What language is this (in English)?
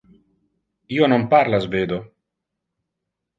Interlingua